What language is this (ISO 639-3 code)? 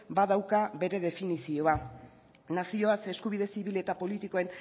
eus